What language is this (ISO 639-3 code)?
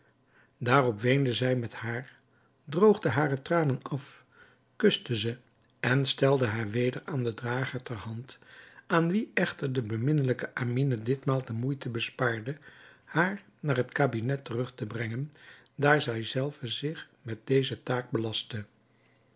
nld